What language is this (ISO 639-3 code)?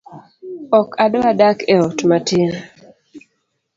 luo